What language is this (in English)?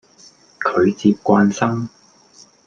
Cantonese